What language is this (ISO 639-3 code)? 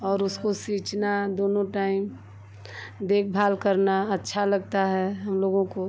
hin